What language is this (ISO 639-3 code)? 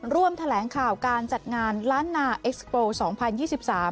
tha